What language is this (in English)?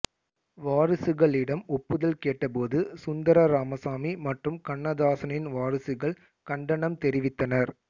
Tamil